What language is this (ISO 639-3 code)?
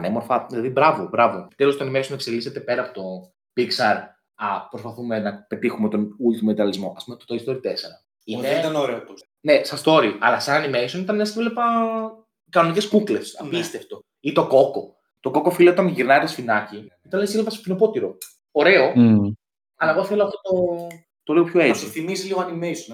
ell